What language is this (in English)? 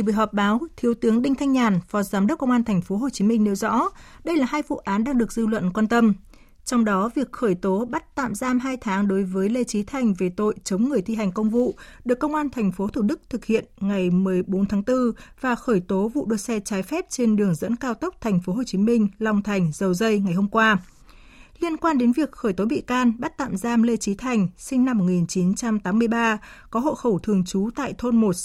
Vietnamese